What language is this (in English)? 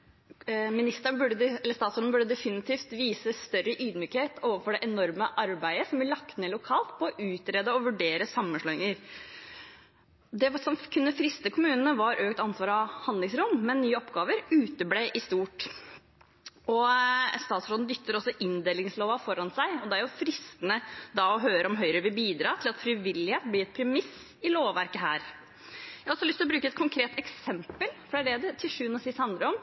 Norwegian Bokmål